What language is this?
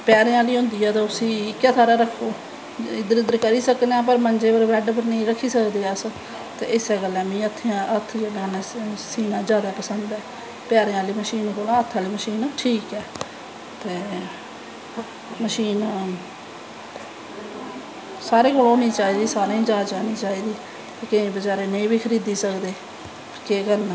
Dogri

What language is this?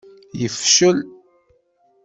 Kabyle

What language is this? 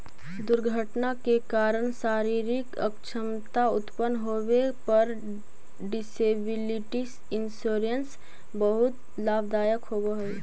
Magahi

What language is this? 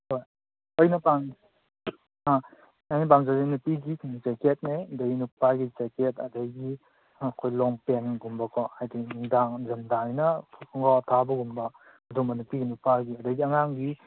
Manipuri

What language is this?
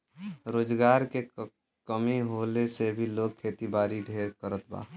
Bhojpuri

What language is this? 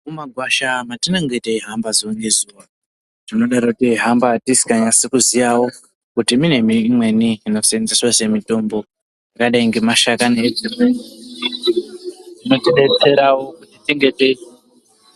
Ndau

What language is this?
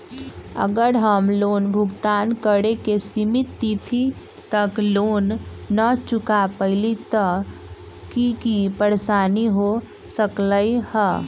Magahi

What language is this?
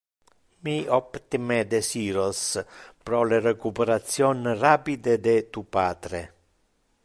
Interlingua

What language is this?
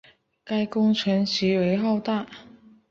Chinese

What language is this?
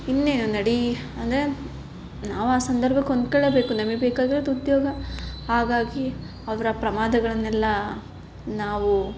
Kannada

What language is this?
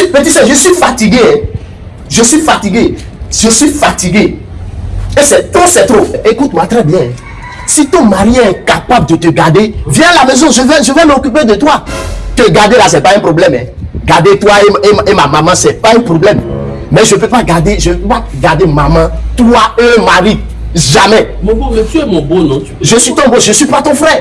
French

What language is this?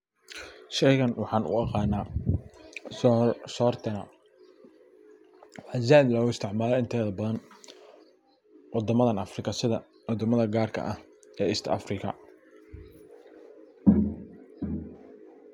Somali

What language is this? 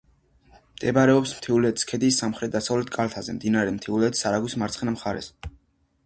Georgian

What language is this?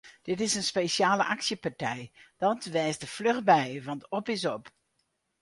Western Frisian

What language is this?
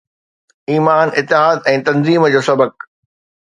Sindhi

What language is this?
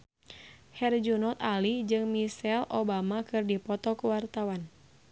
Sundanese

